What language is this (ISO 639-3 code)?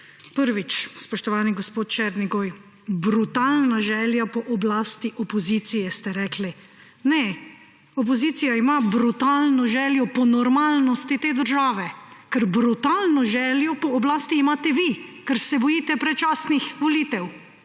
slv